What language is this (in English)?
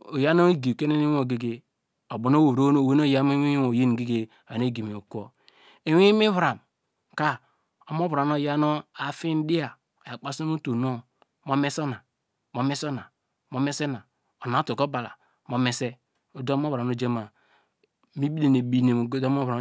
Degema